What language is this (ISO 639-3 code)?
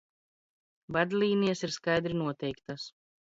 lav